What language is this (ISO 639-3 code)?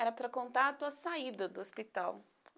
por